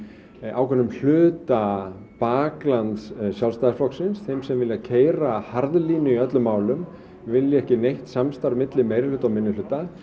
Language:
Icelandic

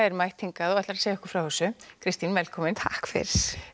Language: Icelandic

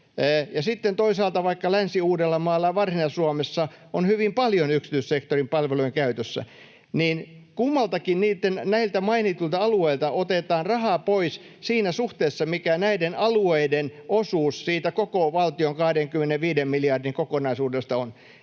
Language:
Finnish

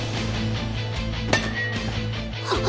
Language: Japanese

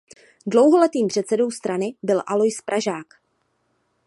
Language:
Czech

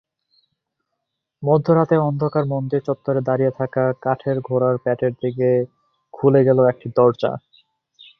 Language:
Bangla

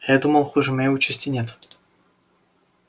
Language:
Russian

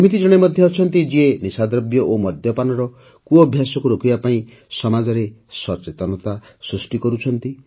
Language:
Odia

